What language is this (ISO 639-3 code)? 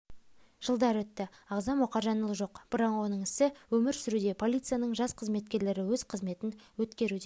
kaz